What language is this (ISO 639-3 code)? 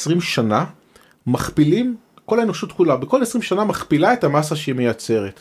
heb